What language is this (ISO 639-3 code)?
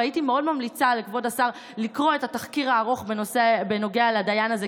heb